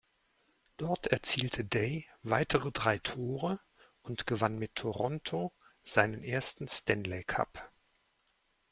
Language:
German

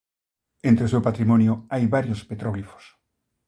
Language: Galician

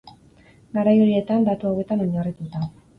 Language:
Basque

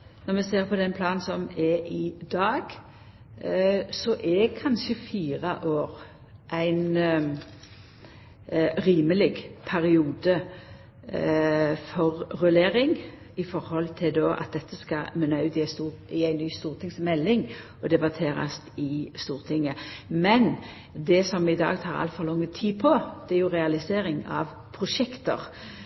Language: Norwegian Nynorsk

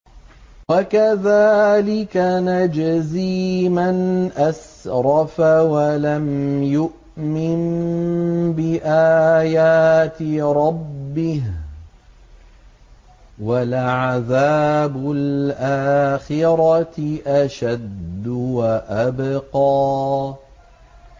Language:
Arabic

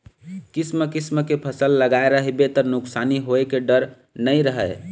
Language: Chhattisgarhi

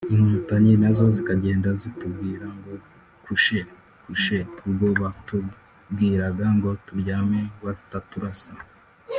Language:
Kinyarwanda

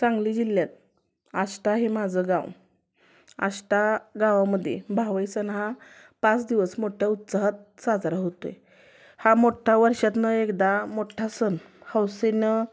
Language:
Marathi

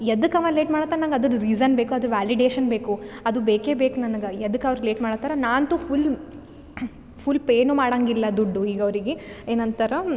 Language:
Kannada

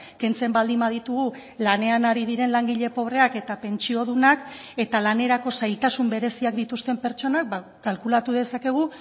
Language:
Basque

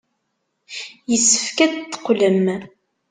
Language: Kabyle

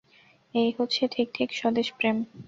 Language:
Bangla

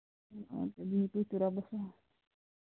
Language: Kashmiri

